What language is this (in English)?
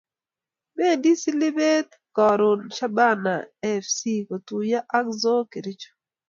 Kalenjin